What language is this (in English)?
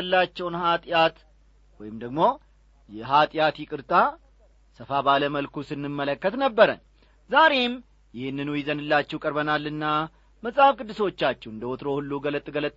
Amharic